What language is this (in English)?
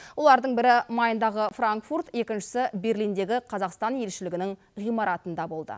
Kazakh